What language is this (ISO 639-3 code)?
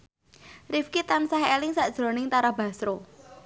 jav